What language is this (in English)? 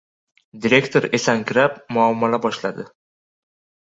Uzbek